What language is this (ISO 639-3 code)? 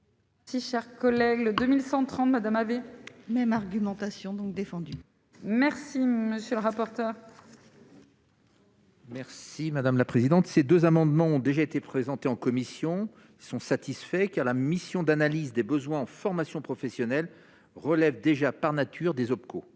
fra